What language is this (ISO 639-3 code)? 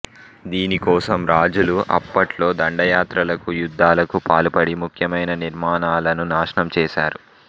tel